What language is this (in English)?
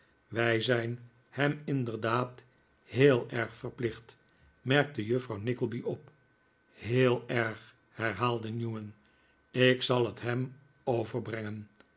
Dutch